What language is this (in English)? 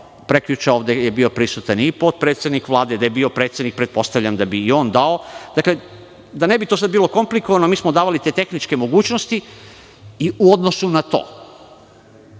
Serbian